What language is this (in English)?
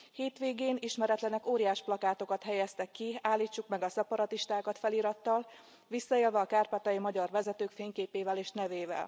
Hungarian